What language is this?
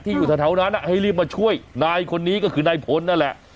Thai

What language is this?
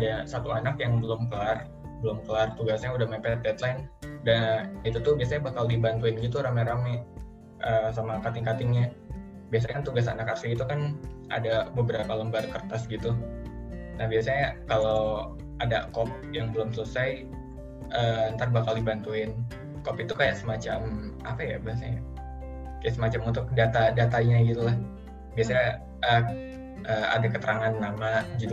Indonesian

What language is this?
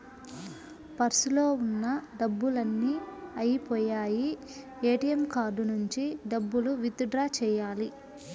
Telugu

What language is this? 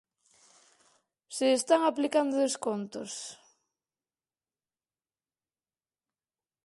Galician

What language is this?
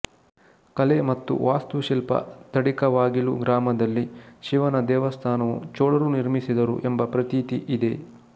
Kannada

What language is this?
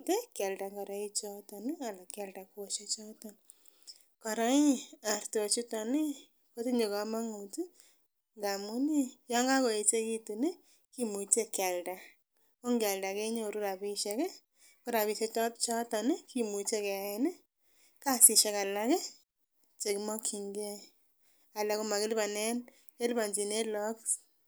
Kalenjin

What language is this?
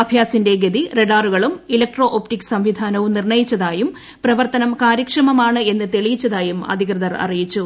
Malayalam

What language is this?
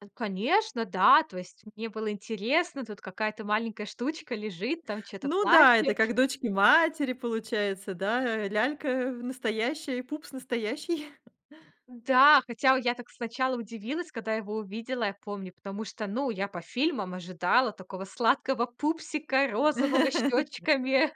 Russian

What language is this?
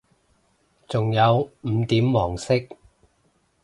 Cantonese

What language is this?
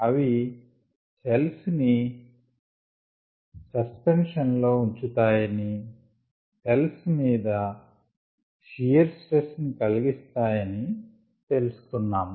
Telugu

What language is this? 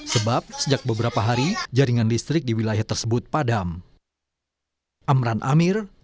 Indonesian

